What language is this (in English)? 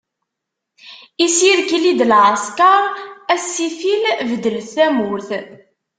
Kabyle